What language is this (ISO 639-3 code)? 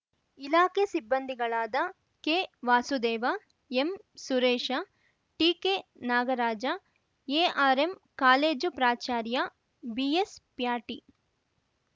kan